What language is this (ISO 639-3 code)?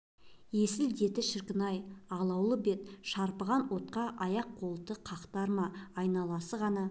kaz